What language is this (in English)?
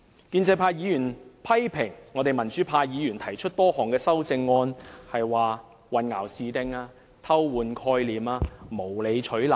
Cantonese